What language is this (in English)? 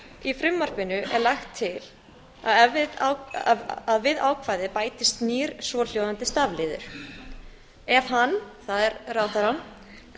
Icelandic